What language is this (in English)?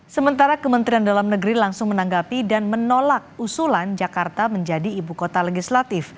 Indonesian